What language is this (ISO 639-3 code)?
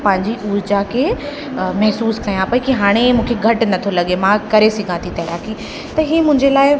snd